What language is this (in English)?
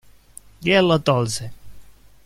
Italian